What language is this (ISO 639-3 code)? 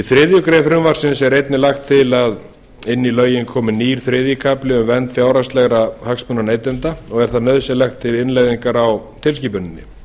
isl